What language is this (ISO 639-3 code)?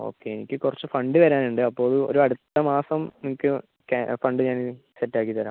mal